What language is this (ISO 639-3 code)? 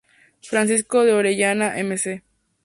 spa